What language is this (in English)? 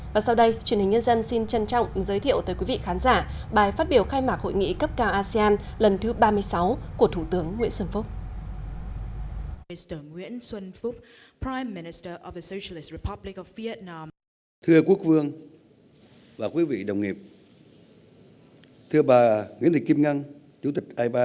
Vietnamese